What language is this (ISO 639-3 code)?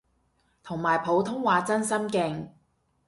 yue